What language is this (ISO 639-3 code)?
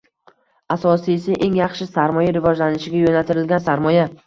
uzb